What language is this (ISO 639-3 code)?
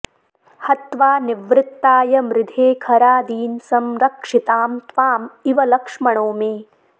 san